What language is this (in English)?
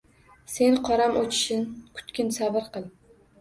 Uzbek